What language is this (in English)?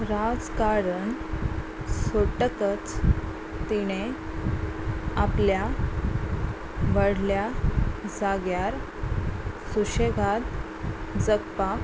Konkani